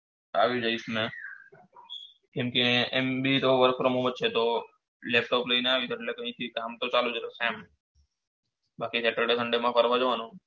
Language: Gujarati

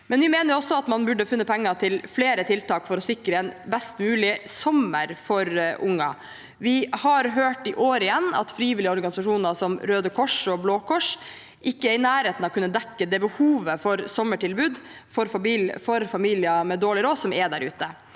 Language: Norwegian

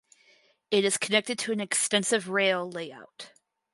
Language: English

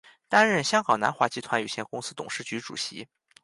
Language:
Chinese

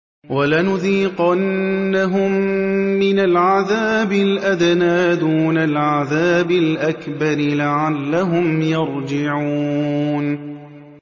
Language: Arabic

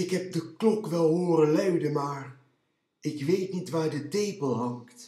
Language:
Dutch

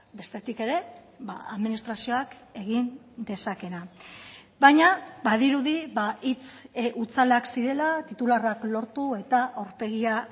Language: Basque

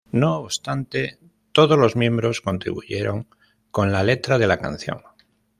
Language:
Spanish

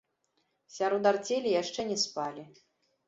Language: Belarusian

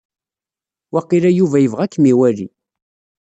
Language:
Kabyle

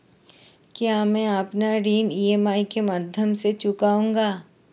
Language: Hindi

